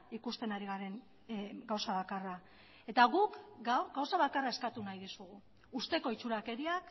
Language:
Basque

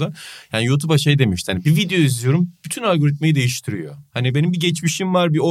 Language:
Turkish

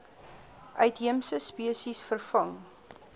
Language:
Afrikaans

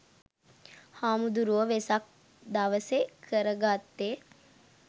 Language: Sinhala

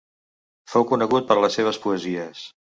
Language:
Catalan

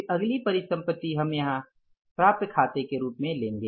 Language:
Hindi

